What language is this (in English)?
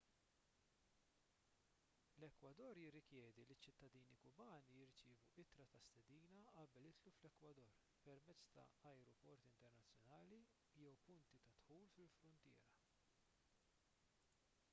Maltese